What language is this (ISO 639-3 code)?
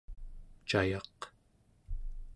esu